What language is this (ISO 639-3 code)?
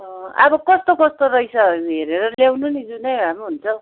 nep